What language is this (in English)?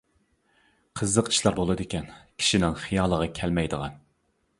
Uyghur